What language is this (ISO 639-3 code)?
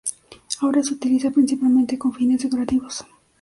spa